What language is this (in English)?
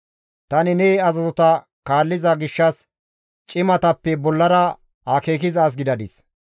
Gamo